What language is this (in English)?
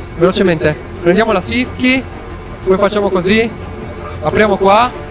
Italian